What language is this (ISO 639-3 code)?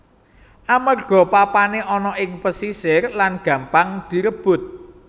jav